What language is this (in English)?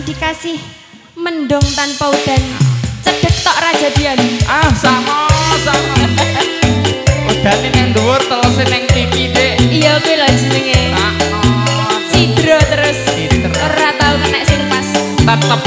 Indonesian